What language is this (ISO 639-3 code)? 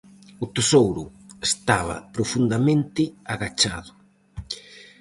glg